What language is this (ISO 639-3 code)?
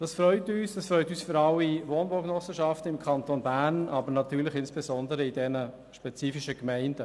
gsw